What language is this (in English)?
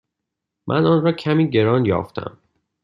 Persian